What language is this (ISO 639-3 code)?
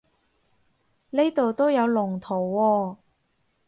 yue